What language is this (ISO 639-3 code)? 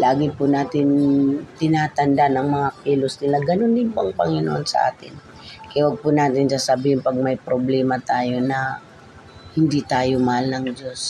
fil